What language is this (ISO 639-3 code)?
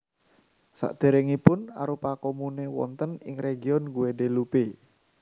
jav